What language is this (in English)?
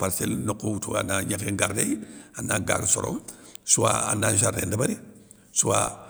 Soninke